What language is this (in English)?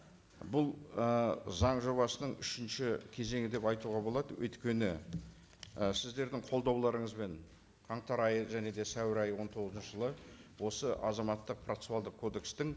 Kazakh